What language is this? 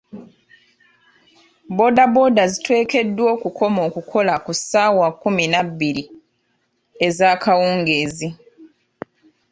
Ganda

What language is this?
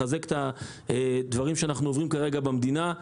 Hebrew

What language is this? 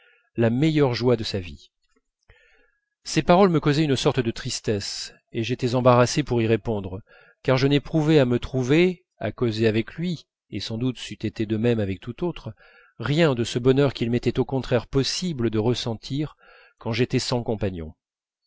French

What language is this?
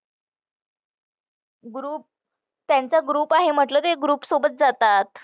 Marathi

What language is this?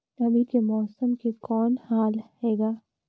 Chhattisgarhi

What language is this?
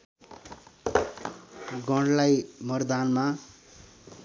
Nepali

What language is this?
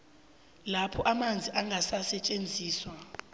South Ndebele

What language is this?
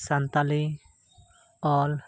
Santali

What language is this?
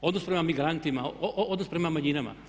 Croatian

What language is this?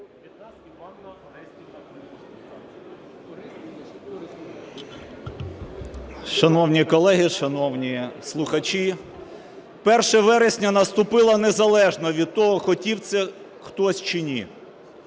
Ukrainian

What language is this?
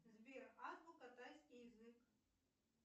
Russian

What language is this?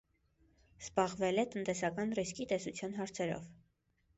Armenian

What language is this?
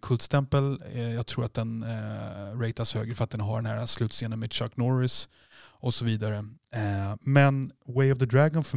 Swedish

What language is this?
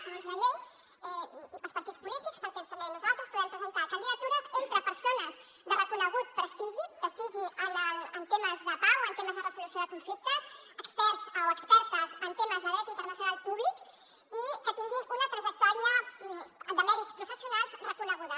Catalan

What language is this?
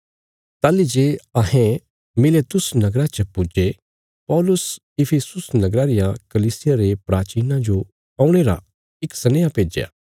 Bilaspuri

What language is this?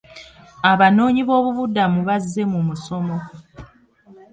Ganda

